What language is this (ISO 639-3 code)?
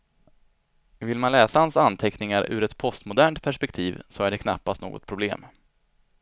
swe